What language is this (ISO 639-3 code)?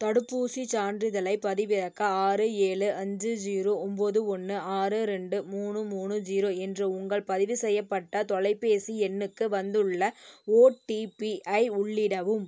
tam